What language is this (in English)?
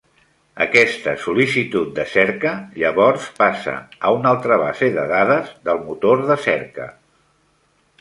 Catalan